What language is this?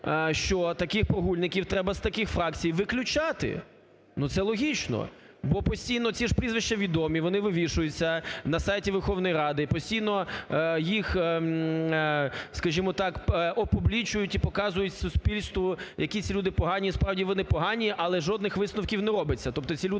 Ukrainian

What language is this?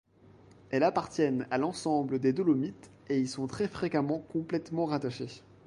French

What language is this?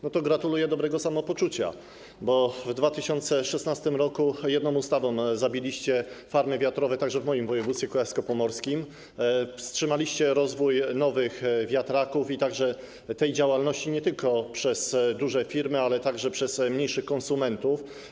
Polish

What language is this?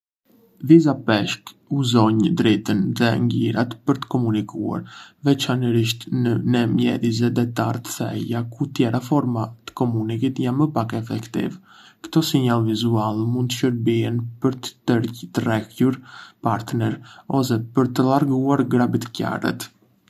Arbëreshë Albanian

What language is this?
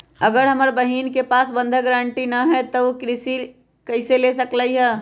Magahi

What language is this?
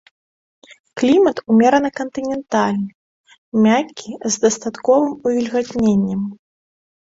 Belarusian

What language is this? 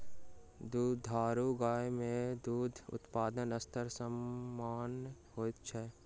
Maithili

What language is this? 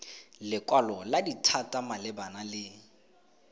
Tswana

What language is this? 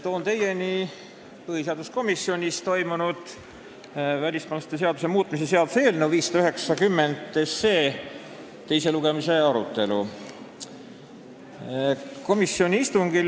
Estonian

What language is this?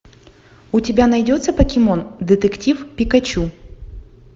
Russian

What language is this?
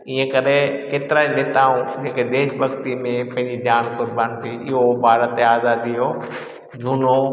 Sindhi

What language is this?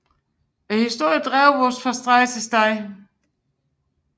Danish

